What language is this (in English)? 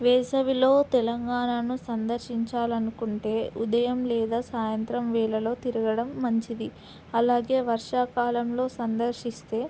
Telugu